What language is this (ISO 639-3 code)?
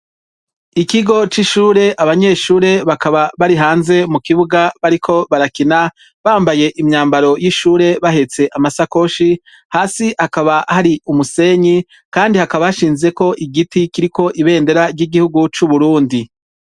run